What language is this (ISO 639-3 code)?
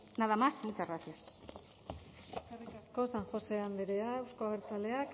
eus